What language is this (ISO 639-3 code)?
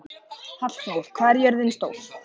isl